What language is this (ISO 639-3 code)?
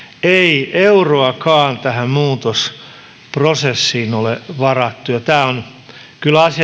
fin